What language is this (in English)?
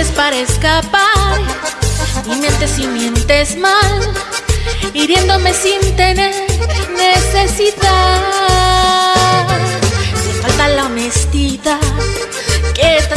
Spanish